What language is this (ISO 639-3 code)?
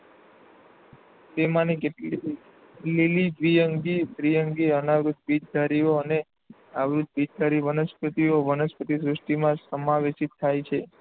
guj